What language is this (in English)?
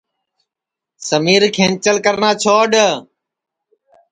Sansi